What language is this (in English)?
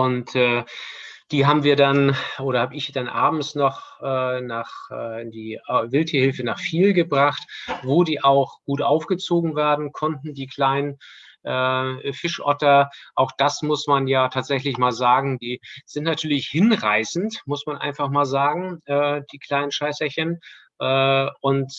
German